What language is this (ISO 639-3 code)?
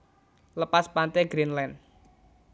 jav